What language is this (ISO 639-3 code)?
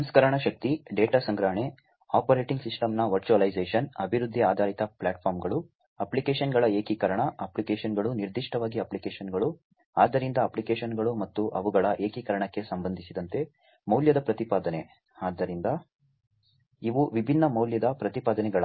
kan